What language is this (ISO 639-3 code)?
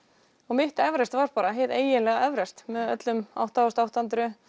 isl